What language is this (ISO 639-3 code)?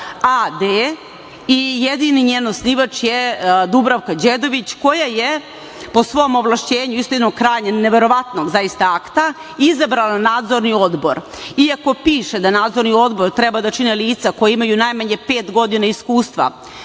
srp